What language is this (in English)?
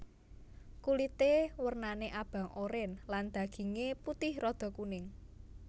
Javanese